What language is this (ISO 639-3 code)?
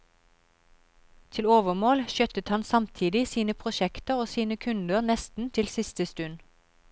nor